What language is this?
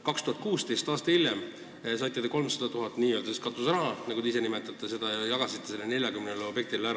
Estonian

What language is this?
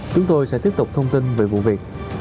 Vietnamese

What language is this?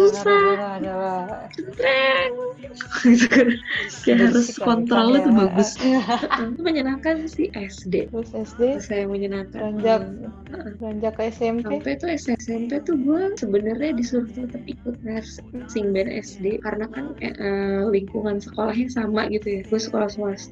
Indonesian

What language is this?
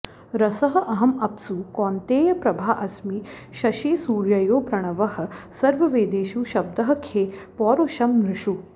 Sanskrit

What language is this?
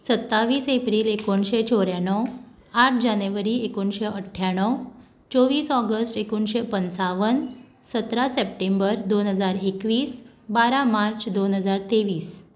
Konkani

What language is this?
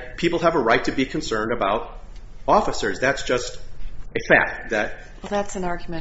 English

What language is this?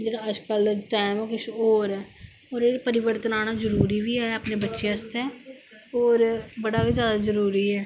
Dogri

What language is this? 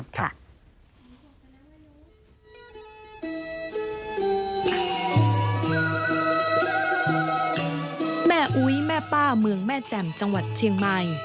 Thai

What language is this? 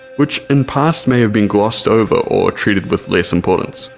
English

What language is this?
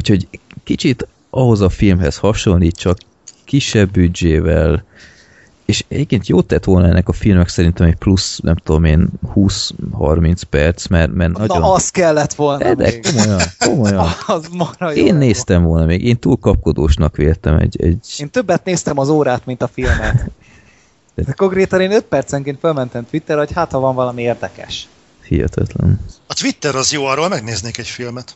Hungarian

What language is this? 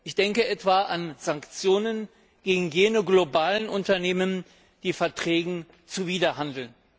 German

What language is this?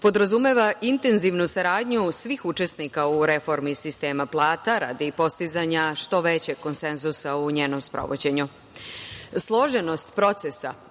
Serbian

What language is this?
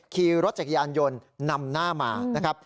Thai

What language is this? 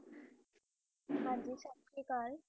Punjabi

